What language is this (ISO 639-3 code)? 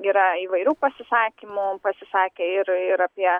lit